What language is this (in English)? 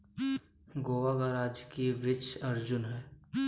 Hindi